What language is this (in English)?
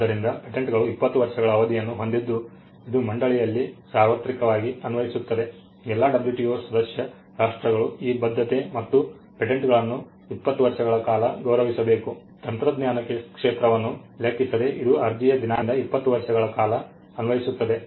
Kannada